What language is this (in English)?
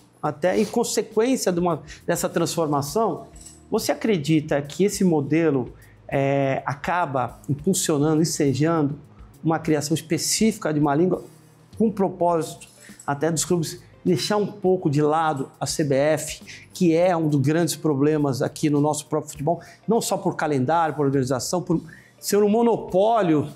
Portuguese